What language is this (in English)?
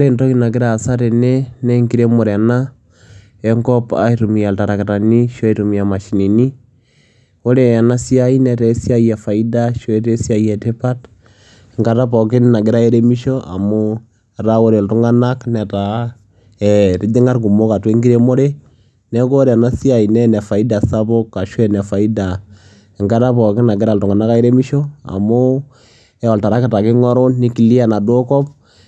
Masai